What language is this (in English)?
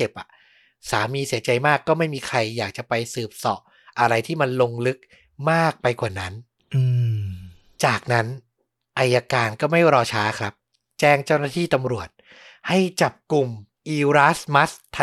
Thai